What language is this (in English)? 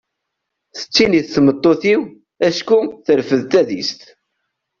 Kabyle